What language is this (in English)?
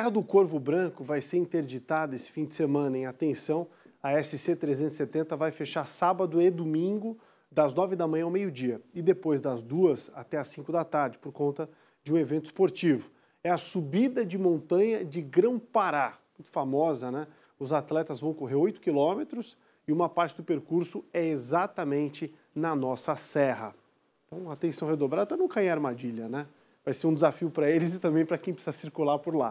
Portuguese